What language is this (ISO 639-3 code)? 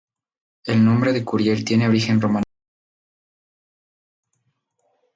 spa